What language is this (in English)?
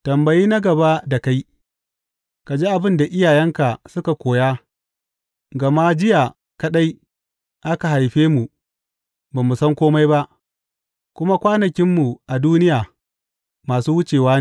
Hausa